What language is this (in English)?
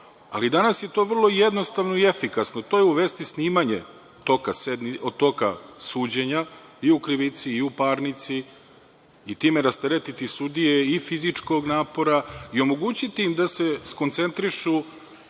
Serbian